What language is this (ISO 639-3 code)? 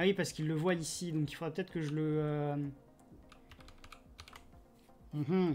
fra